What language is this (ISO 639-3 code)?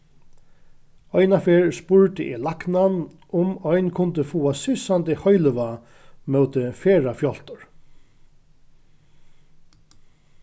fao